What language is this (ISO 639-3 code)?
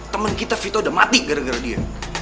ind